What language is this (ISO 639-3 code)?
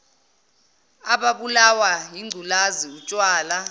zul